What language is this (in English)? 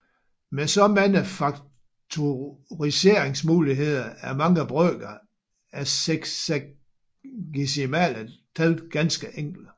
Danish